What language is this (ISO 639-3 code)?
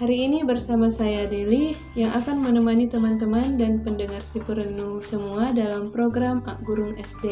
ind